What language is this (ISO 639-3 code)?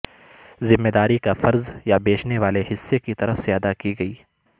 urd